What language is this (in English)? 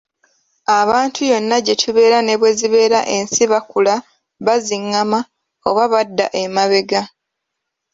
Ganda